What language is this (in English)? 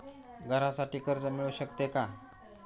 Marathi